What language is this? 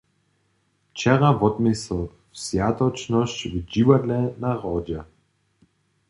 Upper Sorbian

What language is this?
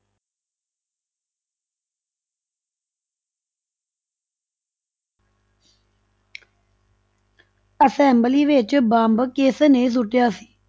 Punjabi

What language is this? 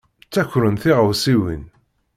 Kabyle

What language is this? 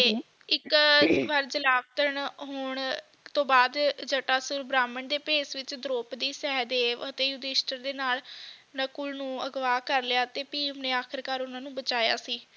Punjabi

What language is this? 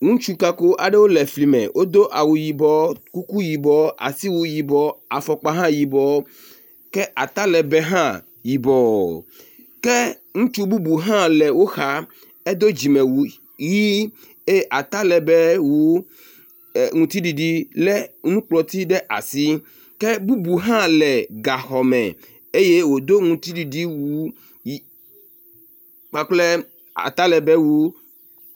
Ewe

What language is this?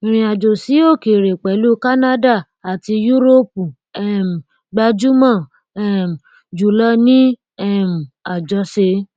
Yoruba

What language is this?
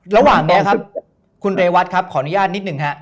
Thai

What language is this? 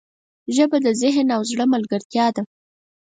Pashto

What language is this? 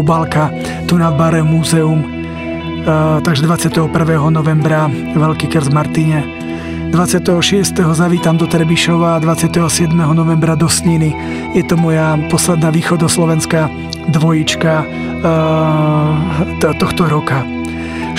Slovak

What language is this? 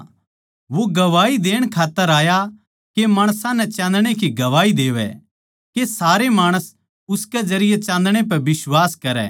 Haryanvi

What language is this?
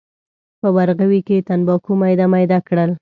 Pashto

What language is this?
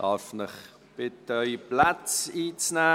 Swiss German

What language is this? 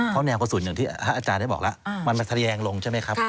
Thai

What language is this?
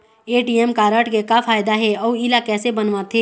Chhattisgarhi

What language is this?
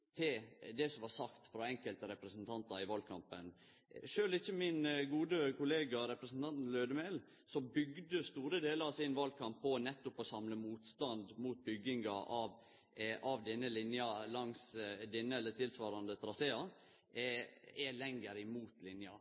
Norwegian Nynorsk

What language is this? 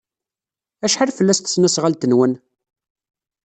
Kabyle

